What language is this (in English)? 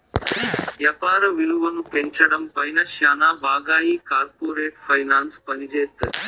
Telugu